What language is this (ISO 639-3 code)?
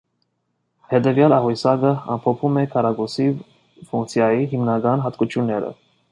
hye